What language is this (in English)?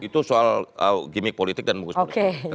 Indonesian